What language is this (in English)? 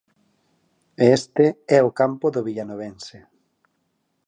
Galician